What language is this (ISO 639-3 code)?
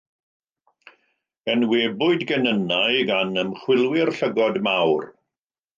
cym